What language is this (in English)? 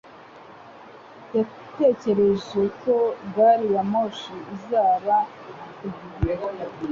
Kinyarwanda